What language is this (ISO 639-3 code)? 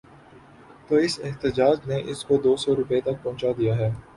urd